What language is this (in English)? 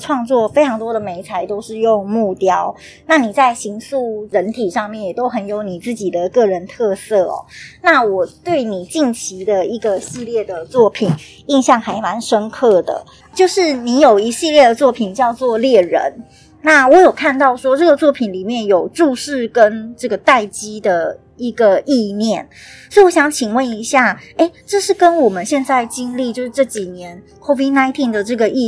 Chinese